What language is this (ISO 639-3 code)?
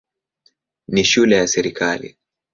swa